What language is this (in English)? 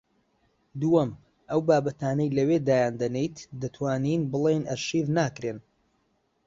Central Kurdish